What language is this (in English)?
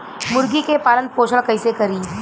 Bhojpuri